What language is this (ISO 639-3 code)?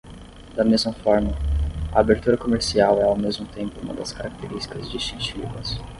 por